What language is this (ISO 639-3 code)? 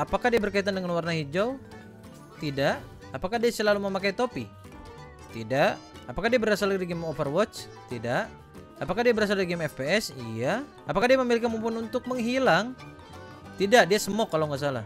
ind